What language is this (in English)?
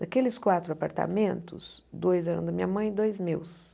Portuguese